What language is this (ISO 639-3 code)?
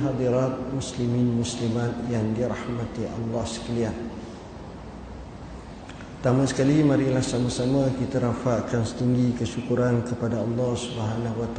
msa